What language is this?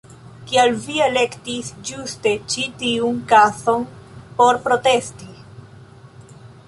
Esperanto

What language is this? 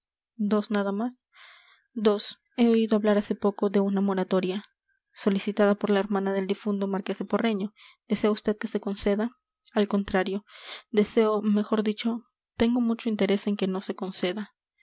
Spanish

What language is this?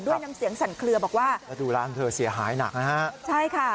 Thai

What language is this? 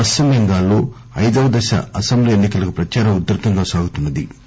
Telugu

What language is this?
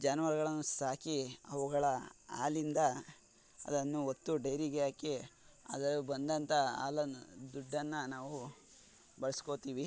Kannada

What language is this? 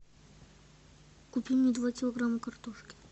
Russian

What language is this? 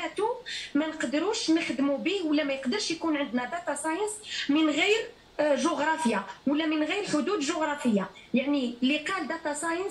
Arabic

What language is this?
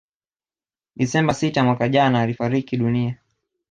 Swahili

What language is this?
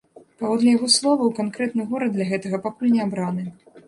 Belarusian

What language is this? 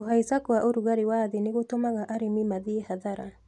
Kikuyu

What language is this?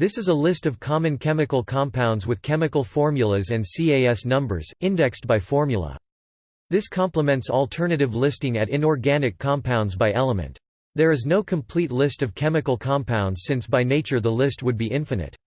English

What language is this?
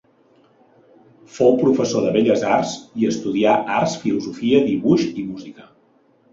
Catalan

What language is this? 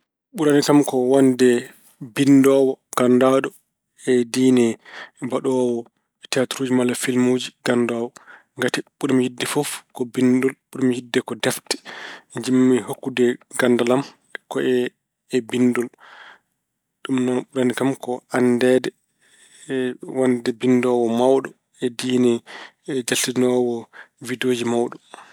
Fula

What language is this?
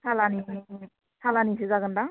Bodo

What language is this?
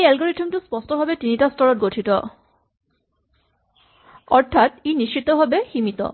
Assamese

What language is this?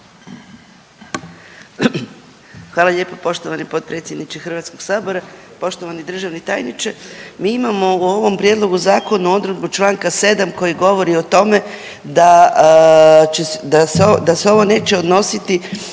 Croatian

